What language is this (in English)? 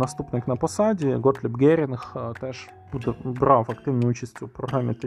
Ukrainian